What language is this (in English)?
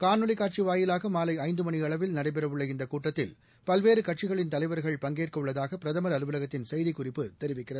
Tamil